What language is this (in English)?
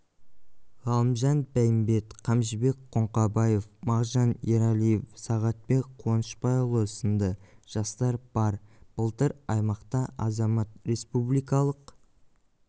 Kazakh